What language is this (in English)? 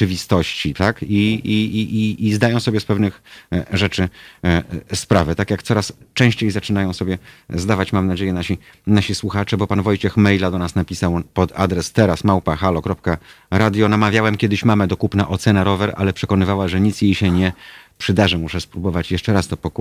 Polish